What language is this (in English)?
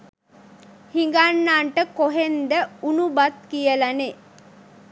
Sinhala